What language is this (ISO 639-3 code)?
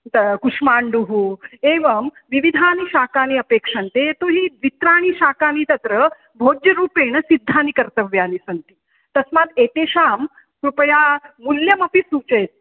san